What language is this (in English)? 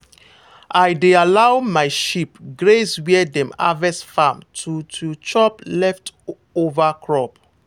Nigerian Pidgin